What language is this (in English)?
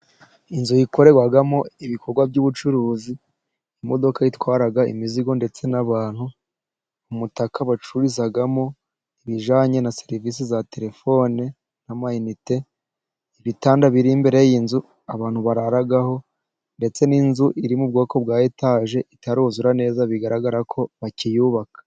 Kinyarwanda